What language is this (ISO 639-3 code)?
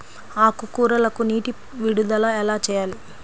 tel